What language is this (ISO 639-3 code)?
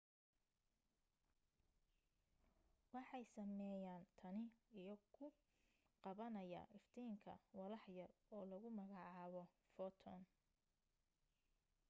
som